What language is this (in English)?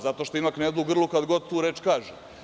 Serbian